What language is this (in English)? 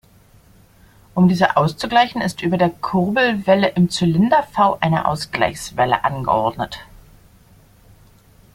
German